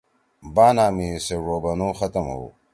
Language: Torwali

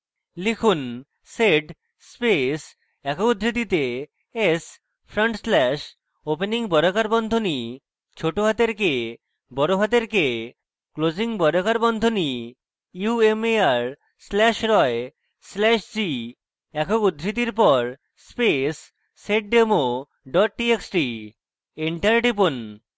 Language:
Bangla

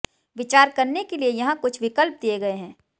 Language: Hindi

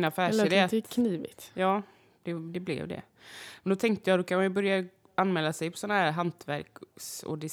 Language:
Swedish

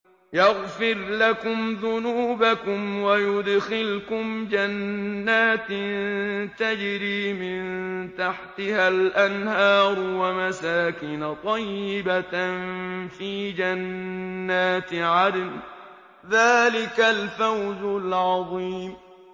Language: Arabic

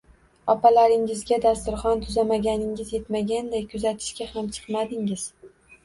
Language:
Uzbek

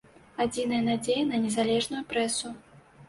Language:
Belarusian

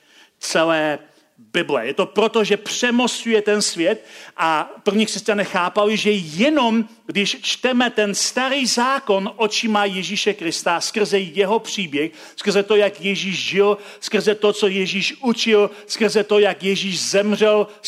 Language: Czech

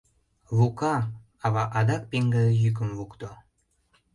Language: Mari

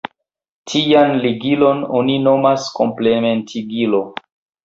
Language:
Esperanto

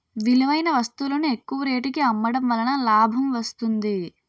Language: Telugu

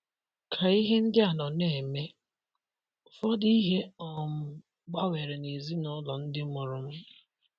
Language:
Igbo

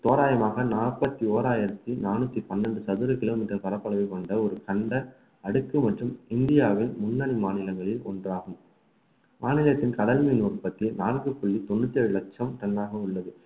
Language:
Tamil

